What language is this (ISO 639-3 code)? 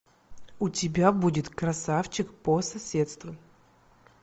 rus